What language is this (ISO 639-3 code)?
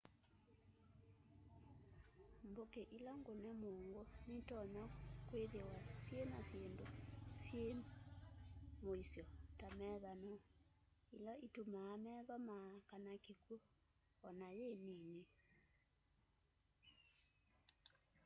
kam